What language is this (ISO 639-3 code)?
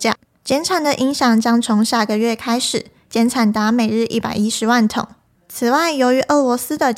zho